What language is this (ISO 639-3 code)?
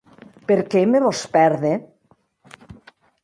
oci